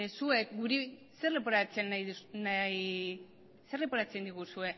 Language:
Basque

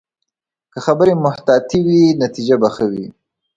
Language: Pashto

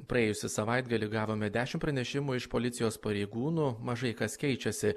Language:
Lithuanian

